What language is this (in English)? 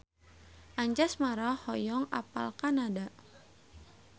Sundanese